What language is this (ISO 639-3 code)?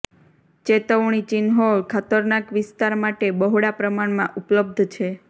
guj